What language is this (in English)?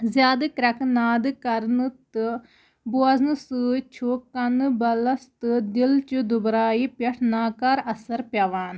Kashmiri